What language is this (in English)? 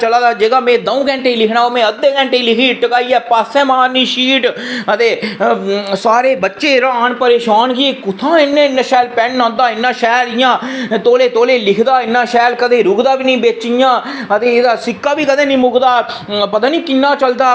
Dogri